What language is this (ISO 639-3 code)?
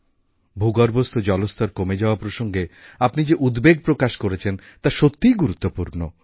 ben